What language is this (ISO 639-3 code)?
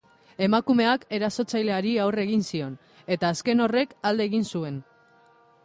eus